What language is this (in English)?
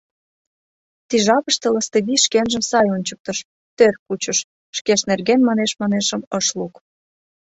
Mari